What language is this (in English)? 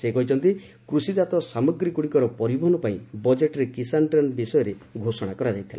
Odia